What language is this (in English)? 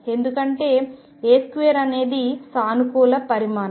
Telugu